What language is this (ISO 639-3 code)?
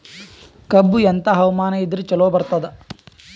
kan